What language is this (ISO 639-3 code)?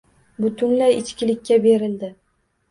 uzb